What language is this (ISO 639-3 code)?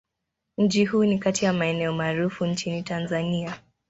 swa